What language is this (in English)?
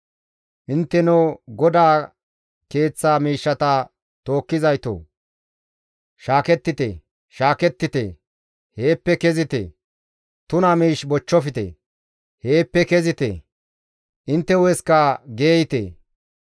Gamo